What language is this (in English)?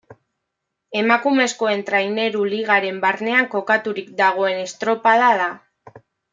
Basque